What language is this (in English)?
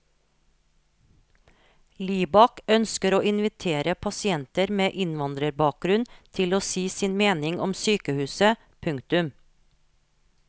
Norwegian